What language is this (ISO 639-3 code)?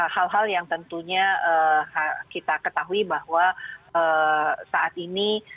ind